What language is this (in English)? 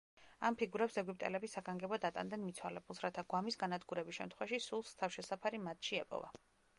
Georgian